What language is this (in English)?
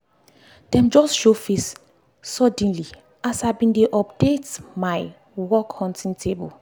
Nigerian Pidgin